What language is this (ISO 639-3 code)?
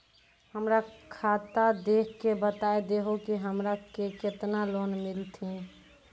mai